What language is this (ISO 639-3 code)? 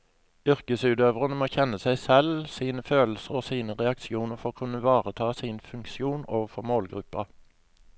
nor